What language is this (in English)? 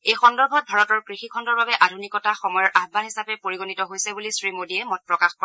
Assamese